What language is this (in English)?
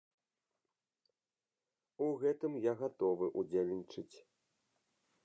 Belarusian